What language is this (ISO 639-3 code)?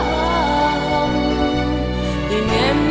vie